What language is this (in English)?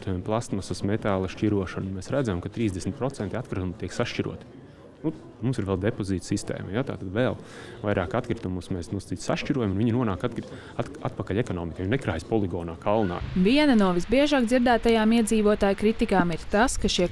Latvian